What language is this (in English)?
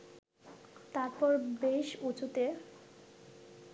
Bangla